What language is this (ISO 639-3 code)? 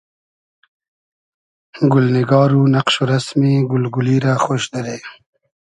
haz